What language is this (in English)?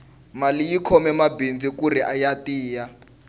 Tsonga